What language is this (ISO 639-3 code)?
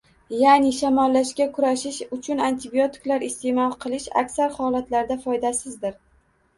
uzb